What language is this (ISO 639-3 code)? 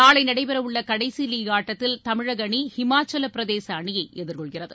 tam